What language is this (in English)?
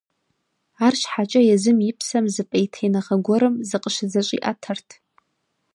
Kabardian